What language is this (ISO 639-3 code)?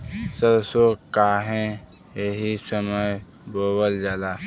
bho